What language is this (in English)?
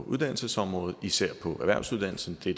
Danish